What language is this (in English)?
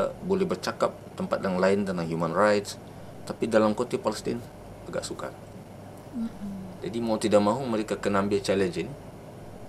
Malay